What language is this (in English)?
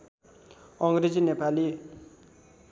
Nepali